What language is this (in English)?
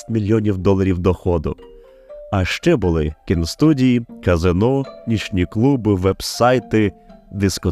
Ukrainian